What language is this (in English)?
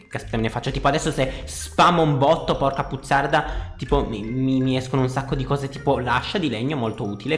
Italian